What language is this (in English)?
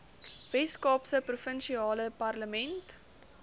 Afrikaans